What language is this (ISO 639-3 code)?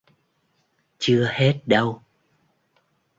vie